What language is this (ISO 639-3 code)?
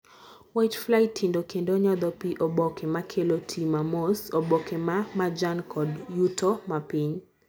luo